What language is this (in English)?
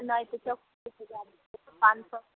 Maithili